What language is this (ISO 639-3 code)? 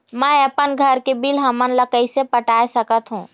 hne